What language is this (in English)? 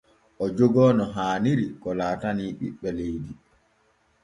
Borgu Fulfulde